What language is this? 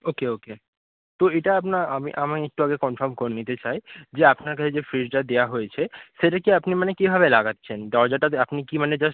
Bangla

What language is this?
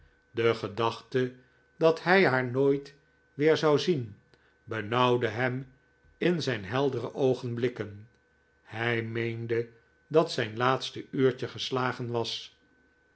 Dutch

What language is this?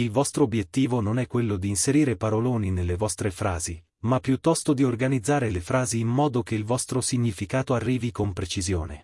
Italian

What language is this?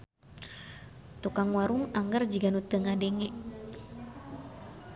Sundanese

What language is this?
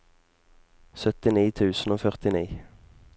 Norwegian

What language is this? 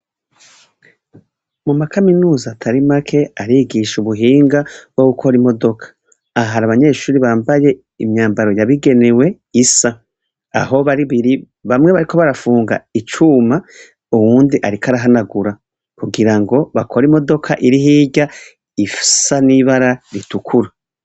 Rundi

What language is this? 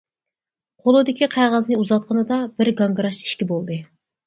Uyghur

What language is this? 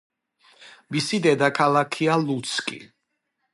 Georgian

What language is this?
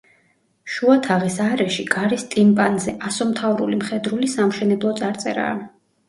Georgian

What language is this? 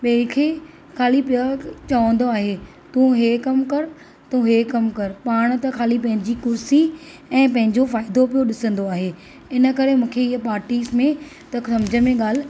Sindhi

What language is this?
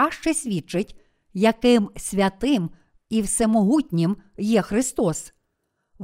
Ukrainian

